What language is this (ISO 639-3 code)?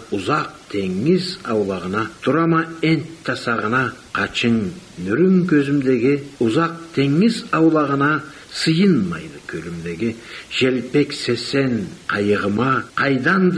tur